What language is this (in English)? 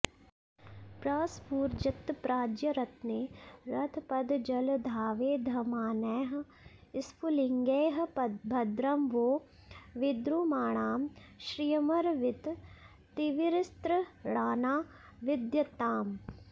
Sanskrit